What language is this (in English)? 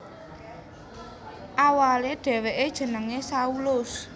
Javanese